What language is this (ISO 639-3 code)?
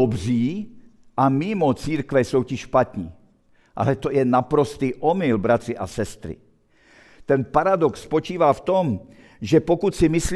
ces